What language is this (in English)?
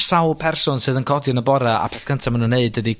Welsh